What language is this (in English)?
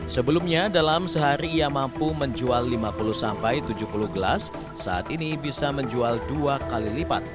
Indonesian